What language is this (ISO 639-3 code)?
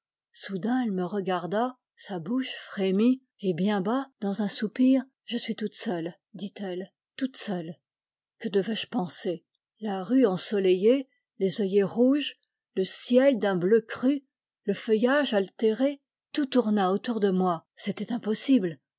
fra